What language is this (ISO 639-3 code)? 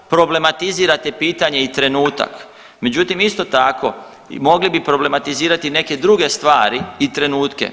hrv